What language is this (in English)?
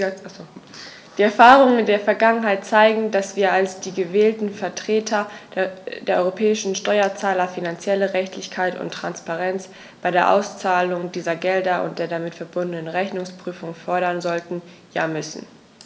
German